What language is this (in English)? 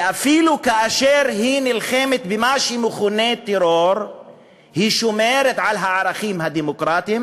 Hebrew